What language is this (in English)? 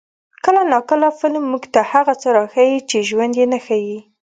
Pashto